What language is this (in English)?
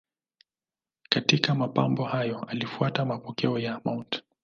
Swahili